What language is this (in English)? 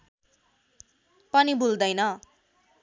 Nepali